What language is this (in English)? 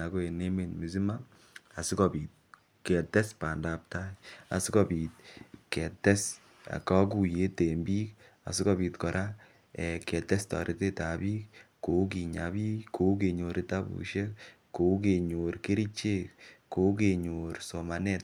Kalenjin